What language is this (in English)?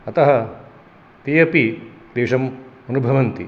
Sanskrit